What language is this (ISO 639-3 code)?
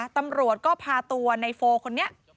tha